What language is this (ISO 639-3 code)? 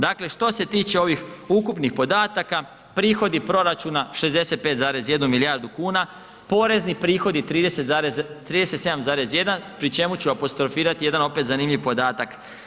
hrv